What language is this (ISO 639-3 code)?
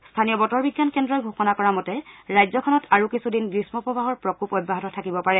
asm